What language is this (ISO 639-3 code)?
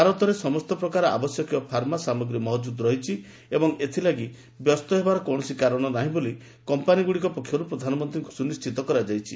ori